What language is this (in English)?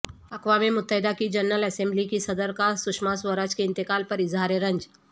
Urdu